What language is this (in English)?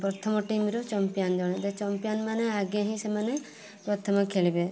Odia